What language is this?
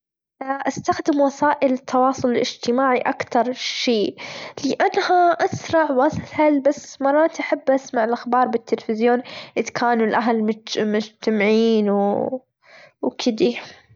Gulf Arabic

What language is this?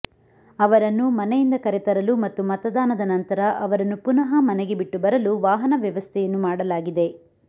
Kannada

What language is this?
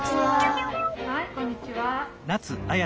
Japanese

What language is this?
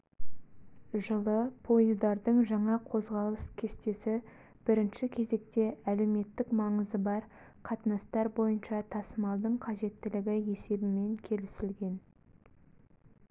Kazakh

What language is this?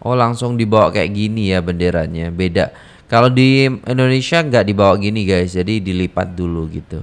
Indonesian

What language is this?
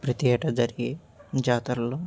Telugu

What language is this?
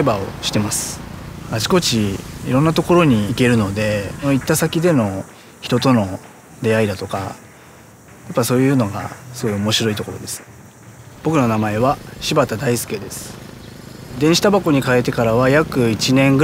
Japanese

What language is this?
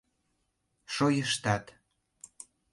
Mari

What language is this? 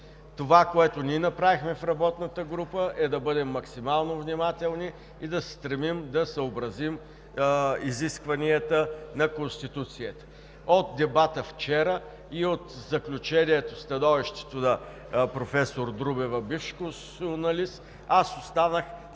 Bulgarian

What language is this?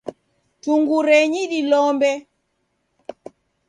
Taita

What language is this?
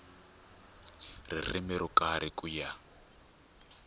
Tsonga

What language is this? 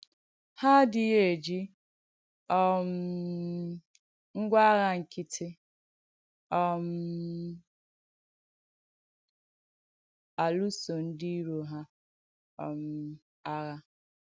Igbo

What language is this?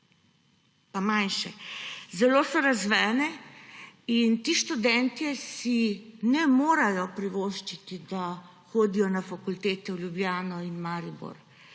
Slovenian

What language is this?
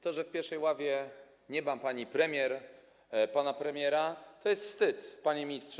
Polish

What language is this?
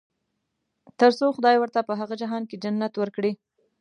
Pashto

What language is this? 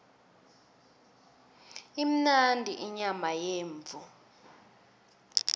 South Ndebele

